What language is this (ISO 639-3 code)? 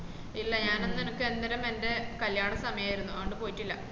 mal